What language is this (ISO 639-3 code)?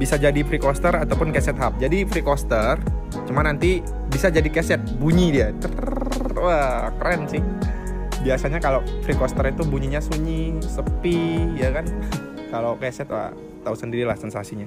ind